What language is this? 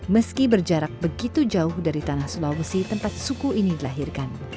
Indonesian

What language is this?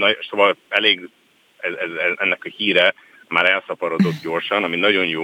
Hungarian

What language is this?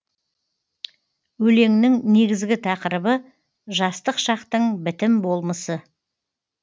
Kazakh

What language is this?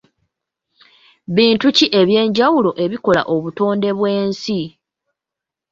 Ganda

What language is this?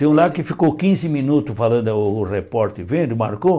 Portuguese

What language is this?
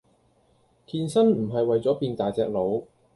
Cantonese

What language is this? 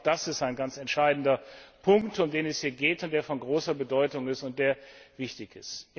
German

